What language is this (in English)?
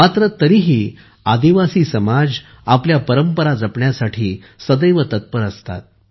Marathi